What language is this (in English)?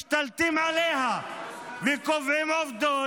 Hebrew